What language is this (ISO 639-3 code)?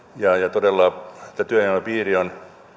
fin